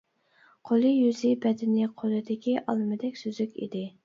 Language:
Uyghur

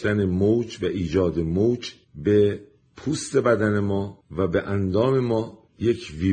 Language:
Persian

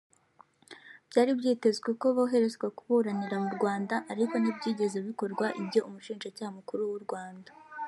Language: Kinyarwanda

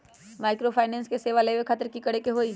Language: Magahi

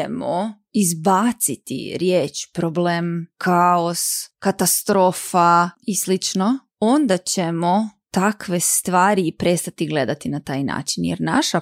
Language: Croatian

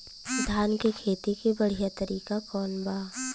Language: Bhojpuri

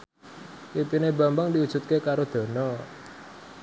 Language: Javanese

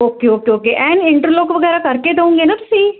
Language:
Punjabi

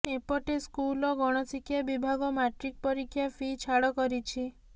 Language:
Odia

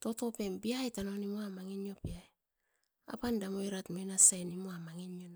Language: Askopan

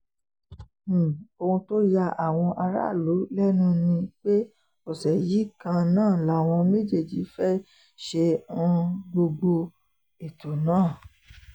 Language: Yoruba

